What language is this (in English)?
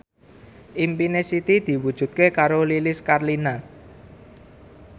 Javanese